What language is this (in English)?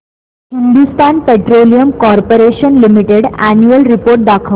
Marathi